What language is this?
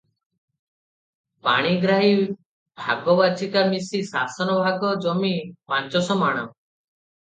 Odia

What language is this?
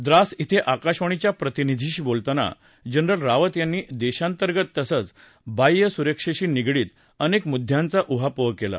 Marathi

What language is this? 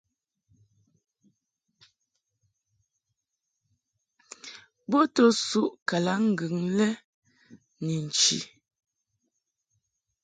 Mungaka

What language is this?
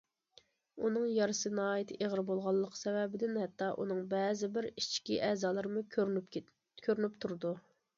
Uyghur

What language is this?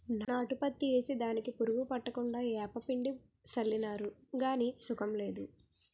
Telugu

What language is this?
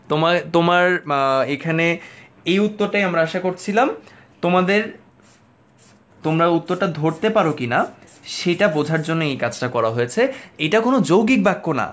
Bangla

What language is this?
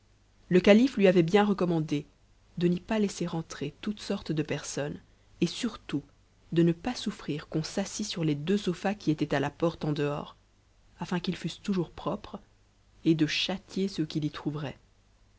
French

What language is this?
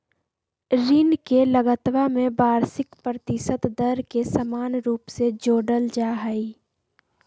Magahi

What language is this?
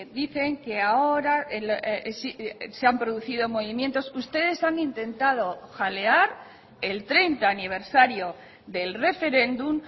Spanish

